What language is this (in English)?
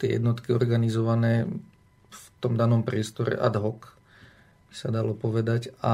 Slovak